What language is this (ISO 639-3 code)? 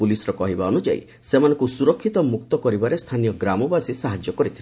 ori